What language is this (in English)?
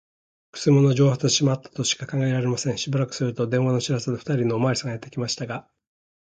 Japanese